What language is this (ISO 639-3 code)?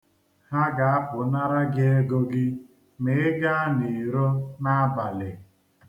ibo